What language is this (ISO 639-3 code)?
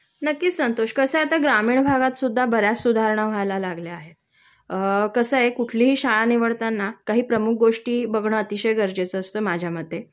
mar